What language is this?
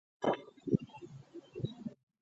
Chinese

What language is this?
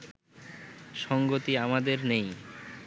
Bangla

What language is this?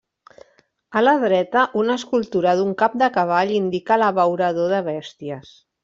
Catalan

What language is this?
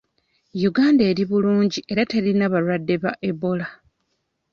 Ganda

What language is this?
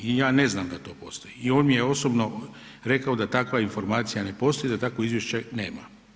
Croatian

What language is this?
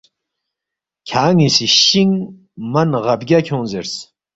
Balti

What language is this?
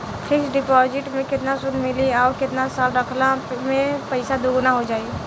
Bhojpuri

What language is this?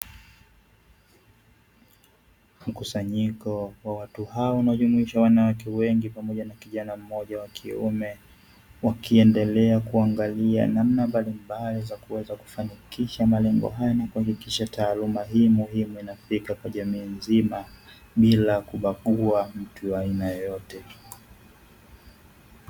Swahili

